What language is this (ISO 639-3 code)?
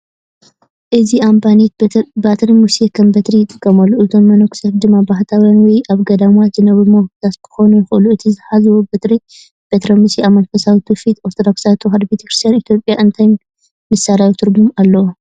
tir